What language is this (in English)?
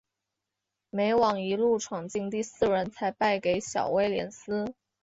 Chinese